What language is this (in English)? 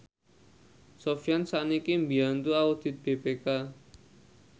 Javanese